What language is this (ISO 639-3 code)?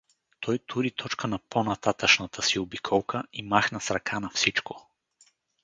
bul